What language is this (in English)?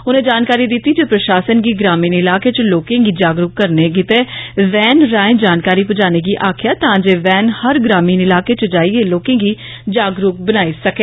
Dogri